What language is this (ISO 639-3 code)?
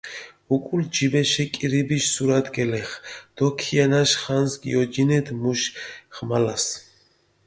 xmf